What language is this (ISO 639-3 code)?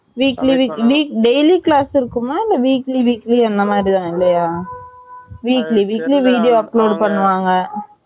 tam